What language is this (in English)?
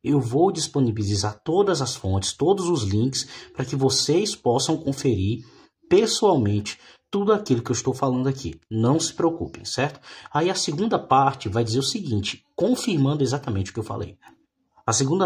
Portuguese